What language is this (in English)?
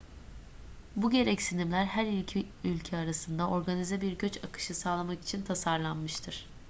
Turkish